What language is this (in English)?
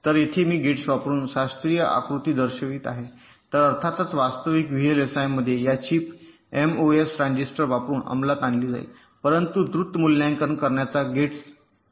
Marathi